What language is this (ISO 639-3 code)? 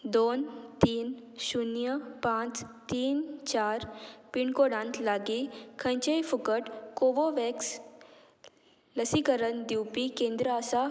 kok